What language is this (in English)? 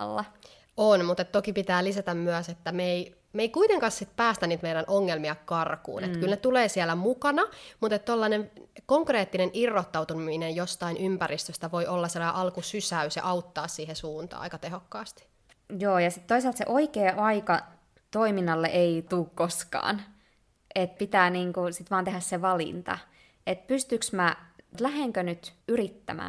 Finnish